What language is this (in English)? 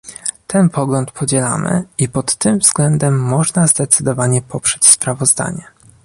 Polish